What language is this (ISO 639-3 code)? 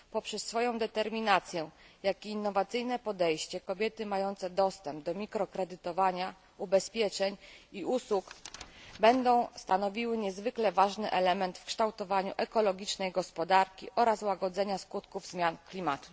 pol